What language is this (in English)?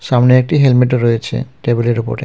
Bangla